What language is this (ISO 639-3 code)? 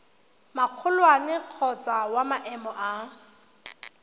tsn